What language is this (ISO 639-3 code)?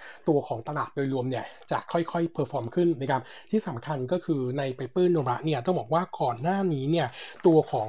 tha